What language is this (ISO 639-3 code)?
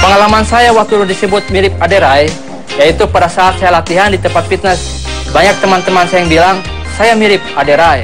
ind